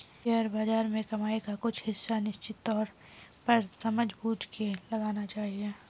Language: Hindi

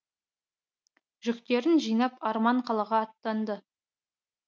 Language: Kazakh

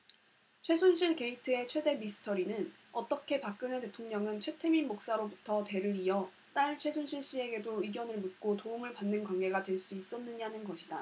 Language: Korean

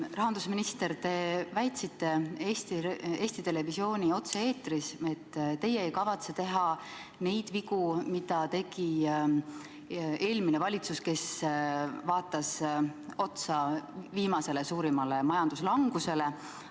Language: Estonian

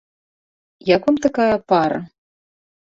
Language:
Belarusian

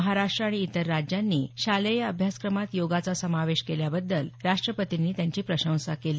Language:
Marathi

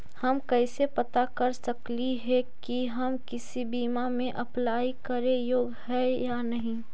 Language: Magahi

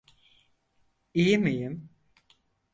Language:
Turkish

